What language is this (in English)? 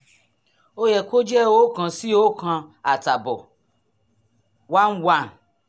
Yoruba